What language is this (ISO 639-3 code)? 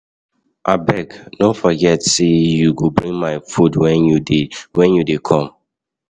pcm